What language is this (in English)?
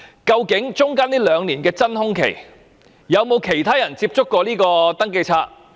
Cantonese